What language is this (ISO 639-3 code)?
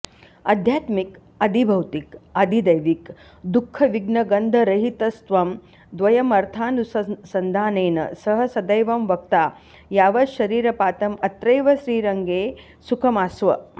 san